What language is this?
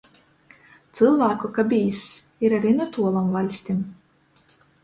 Latgalian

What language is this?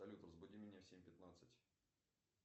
Russian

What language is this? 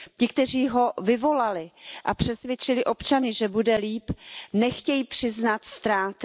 Czech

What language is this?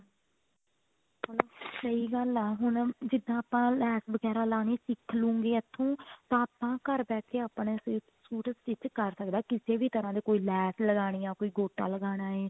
Punjabi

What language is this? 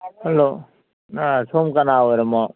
Manipuri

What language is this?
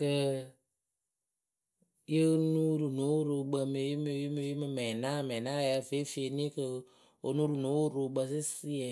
Akebu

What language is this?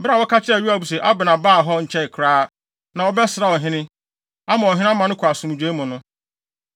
Akan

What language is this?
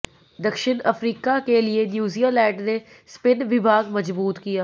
Hindi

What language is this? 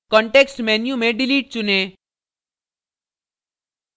Hindi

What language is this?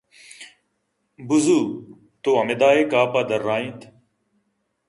Eastern Balochi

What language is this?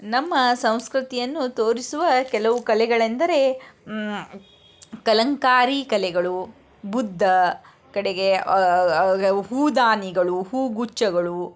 Kannada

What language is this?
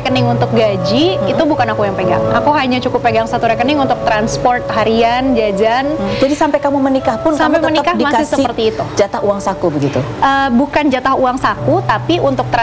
Indonesian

